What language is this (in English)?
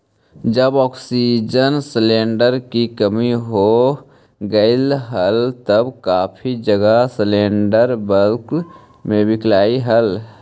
Magahi